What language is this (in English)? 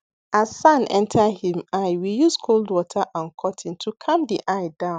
Nigerian Pidgin